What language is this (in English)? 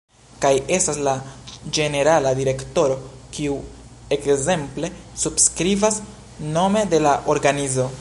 Esperanto